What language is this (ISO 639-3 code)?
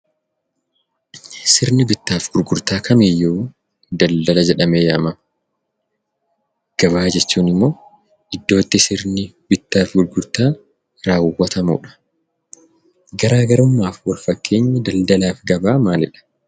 orm